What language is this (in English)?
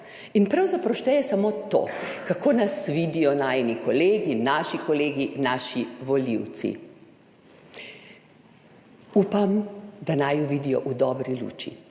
Slovenian